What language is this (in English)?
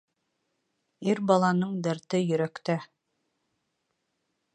Bashkir